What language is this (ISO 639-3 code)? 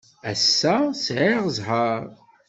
kab